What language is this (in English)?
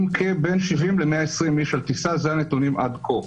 Hebrew